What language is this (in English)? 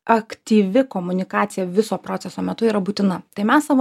Lithuanian